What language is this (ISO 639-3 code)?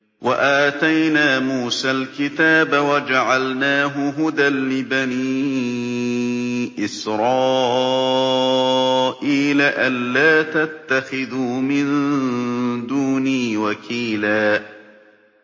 ara